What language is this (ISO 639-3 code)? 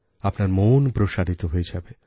ben